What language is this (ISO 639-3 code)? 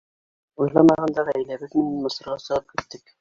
bak